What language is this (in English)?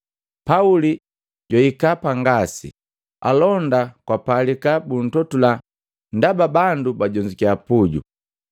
Matengo